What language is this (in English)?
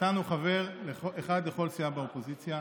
Hebrew